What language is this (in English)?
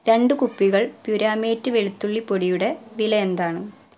Malayalam